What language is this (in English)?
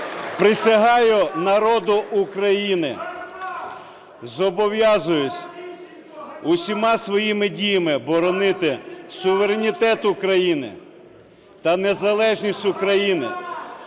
Ukrainian